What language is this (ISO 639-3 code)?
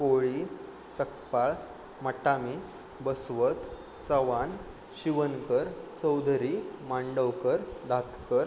mar